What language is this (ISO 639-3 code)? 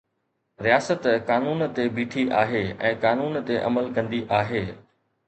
snd